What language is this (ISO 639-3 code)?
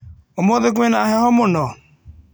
kik